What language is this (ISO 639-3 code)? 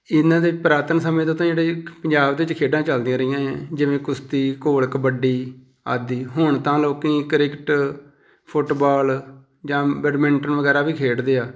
pan